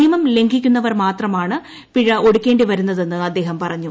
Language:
Malayalam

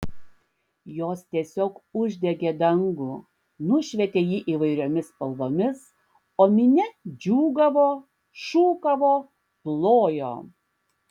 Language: Lithuanian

